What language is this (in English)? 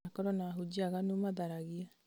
Kikuyu